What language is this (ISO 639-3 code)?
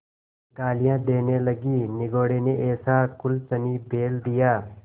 hin